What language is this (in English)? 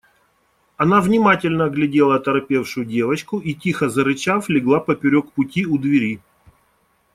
Russian